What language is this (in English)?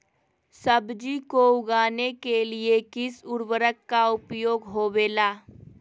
Magahi